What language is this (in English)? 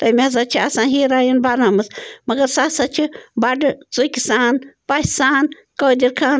Kashmiri